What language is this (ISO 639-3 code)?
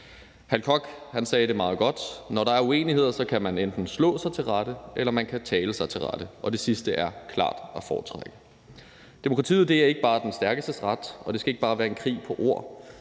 dan